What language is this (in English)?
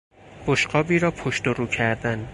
Persian